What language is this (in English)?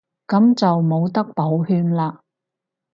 Cantonese